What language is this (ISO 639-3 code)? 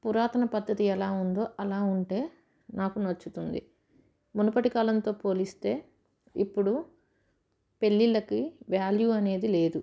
tel